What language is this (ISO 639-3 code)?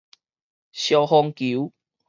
nan